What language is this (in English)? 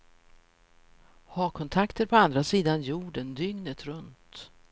Swedish